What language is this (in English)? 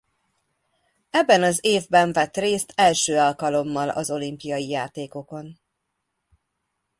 Hungarian